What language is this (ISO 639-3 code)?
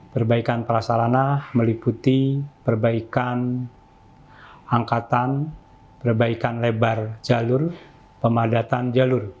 ind